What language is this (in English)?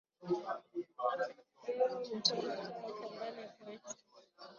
Swahili